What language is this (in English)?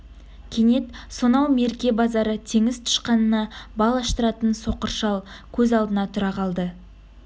Kazakh